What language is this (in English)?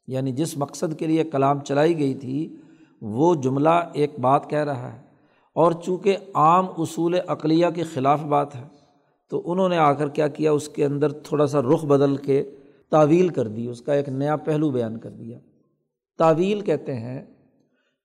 Urdu